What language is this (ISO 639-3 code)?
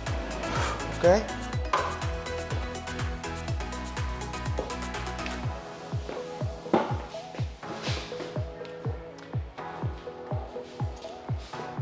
vie